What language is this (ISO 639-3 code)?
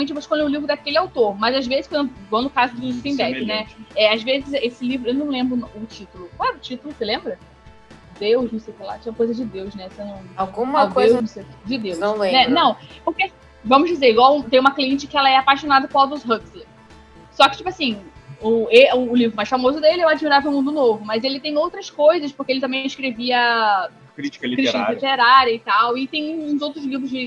por